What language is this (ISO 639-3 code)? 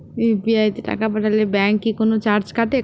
ben